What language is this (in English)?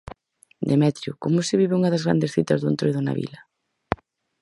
Galician